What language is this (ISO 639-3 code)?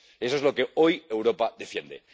spa